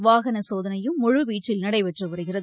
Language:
Tamil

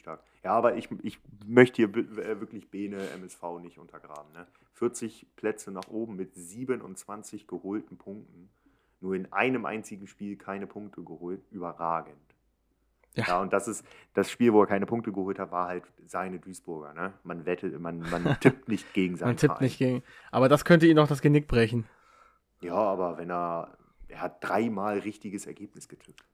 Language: German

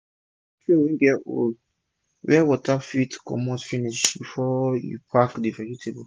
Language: Nigerian Pidgin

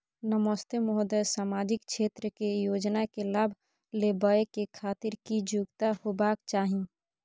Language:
Maithili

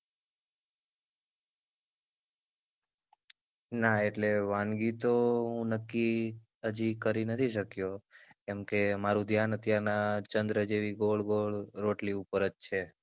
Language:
Gujarati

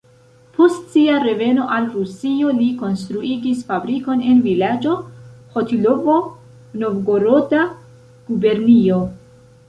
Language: Esperanto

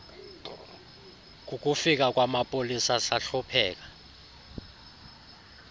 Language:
Xhosa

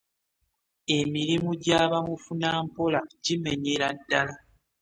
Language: Ganda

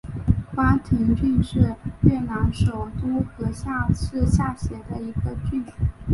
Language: Chinese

